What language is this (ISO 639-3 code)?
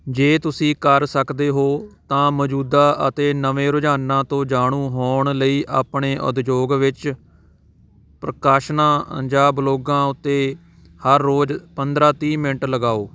pan